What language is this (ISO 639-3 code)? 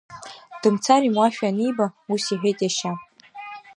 abk